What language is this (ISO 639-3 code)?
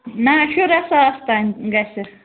kas